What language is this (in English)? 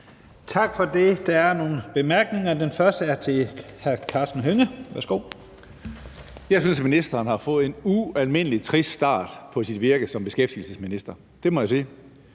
Danish